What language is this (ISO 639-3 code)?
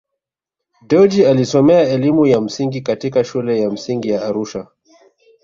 swa